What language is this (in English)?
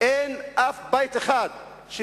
Hebrew